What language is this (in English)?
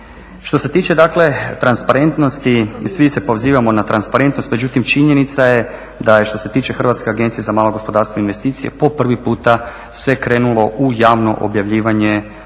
Croatian